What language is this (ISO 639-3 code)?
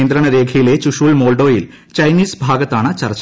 mal